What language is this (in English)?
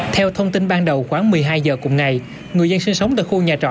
Vietnamese